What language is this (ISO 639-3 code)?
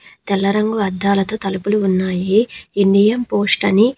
tel